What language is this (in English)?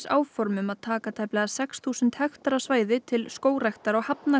Icelandic